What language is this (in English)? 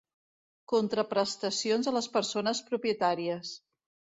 Catalan